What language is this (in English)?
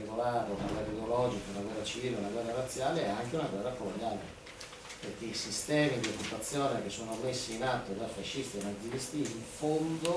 Italian